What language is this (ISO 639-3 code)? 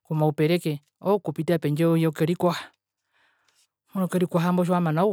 her